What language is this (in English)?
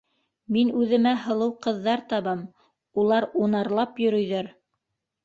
Bashkir